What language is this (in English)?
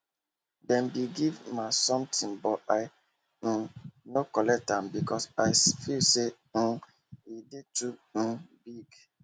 Nigerian Pidgin